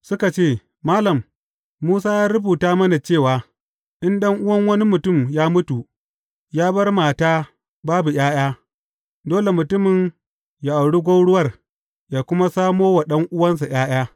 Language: Hausa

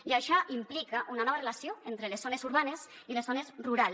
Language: Catalan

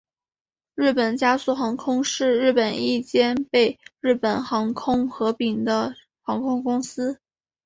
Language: Chinese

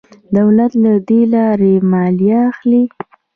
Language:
Pashto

